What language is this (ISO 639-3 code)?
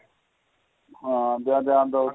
pan